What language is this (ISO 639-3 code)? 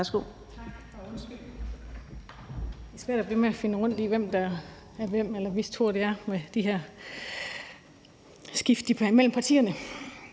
dan